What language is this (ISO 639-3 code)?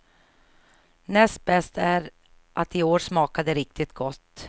swe